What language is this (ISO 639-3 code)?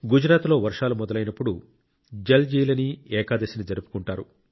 tel